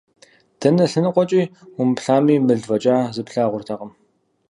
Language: Kabardian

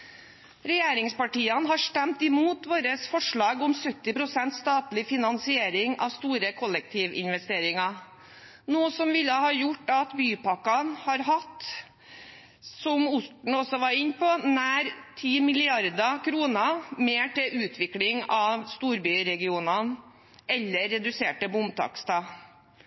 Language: Norwegian Bokmål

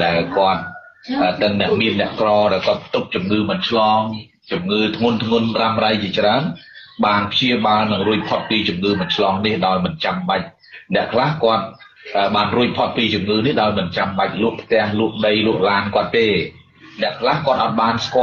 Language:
Vietnamese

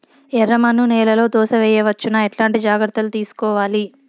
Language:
Telugu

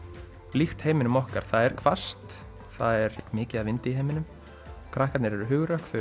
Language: Icelandic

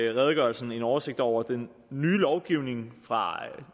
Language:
Danish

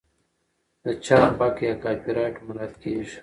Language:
Pashto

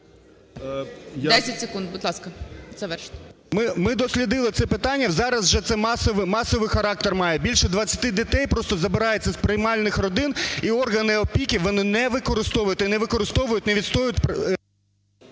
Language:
Ukrainian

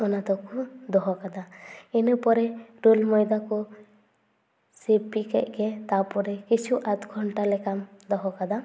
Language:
Santali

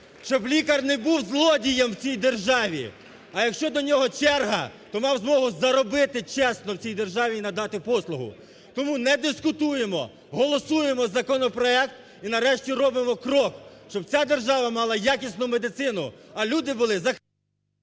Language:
Ukrainian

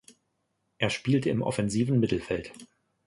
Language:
German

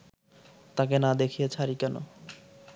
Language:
Bangla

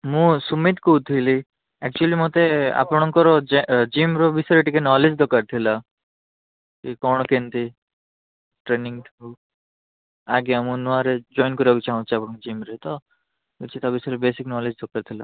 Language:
Odia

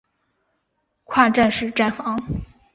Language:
Chinese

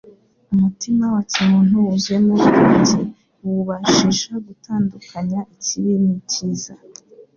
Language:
Kinyarwanda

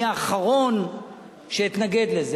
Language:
Hebrew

